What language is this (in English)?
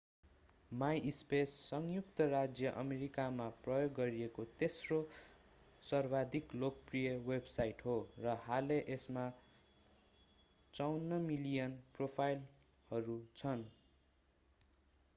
Nepali